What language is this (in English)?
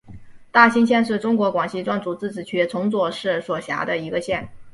Chinese